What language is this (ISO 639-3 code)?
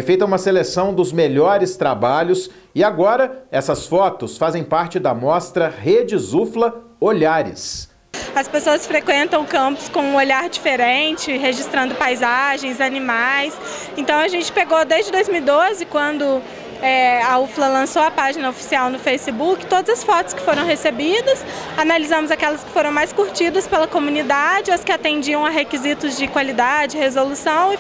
por